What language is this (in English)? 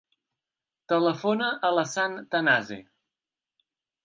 Catalan